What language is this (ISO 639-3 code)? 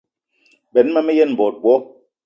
eto